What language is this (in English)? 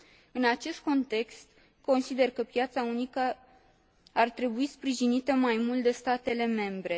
Romanian